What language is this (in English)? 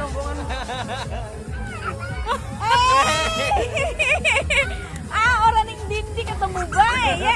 Indonesian